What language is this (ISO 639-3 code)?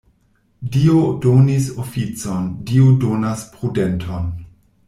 epo